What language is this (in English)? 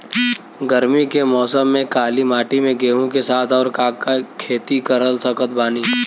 Bhojpuri